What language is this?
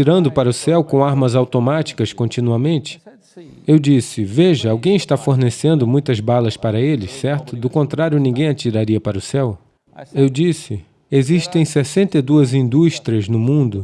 Portuguese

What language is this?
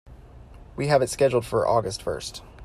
English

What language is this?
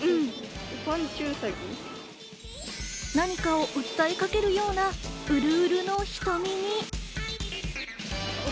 Japanese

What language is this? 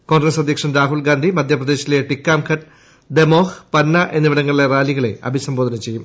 Malayalam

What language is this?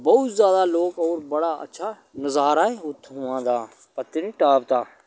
Dogri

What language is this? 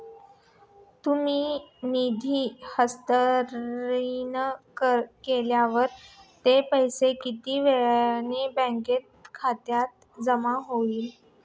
Marathi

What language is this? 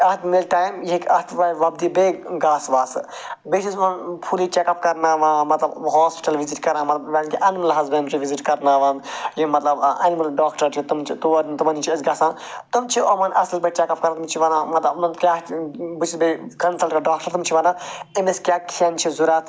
Kashmiri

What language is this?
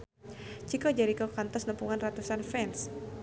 Sundanese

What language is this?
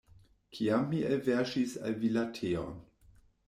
Esperanto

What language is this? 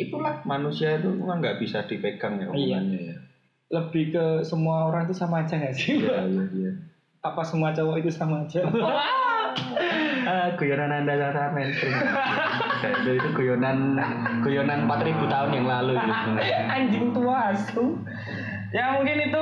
Indonesian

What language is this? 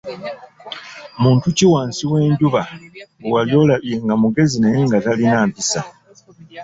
Ganda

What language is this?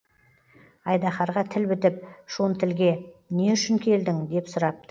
Kazakh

